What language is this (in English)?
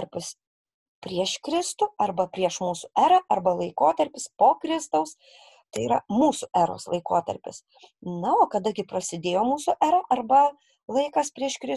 Lithuanian